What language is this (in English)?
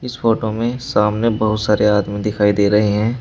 Hindi